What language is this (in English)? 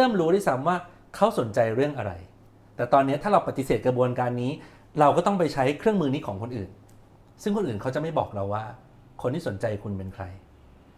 Thai